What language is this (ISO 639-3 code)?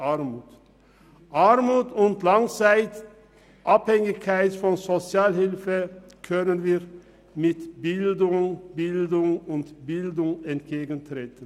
gsw